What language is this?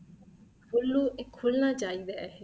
Punjabi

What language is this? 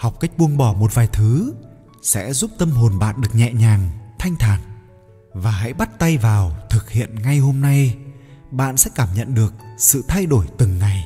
Vietnamese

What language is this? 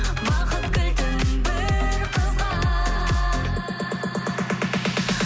Kazakh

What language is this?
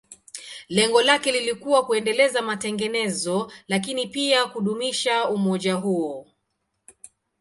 Swahili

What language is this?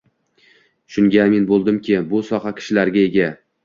Uzbek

